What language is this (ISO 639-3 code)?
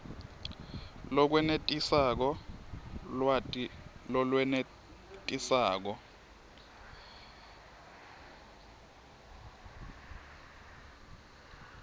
ssw